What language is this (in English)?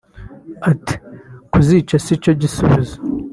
Kinyarwanda